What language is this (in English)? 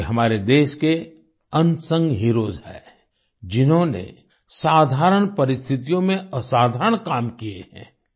Hindi